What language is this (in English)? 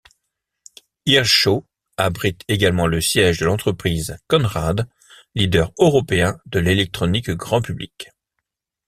French